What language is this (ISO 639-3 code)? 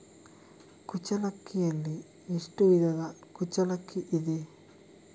kan